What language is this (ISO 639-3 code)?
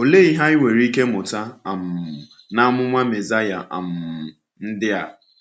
ibo